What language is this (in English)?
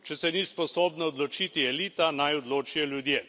Slovenian